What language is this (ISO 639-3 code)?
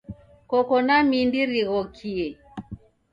dav